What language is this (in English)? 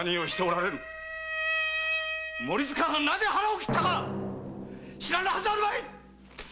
Japanese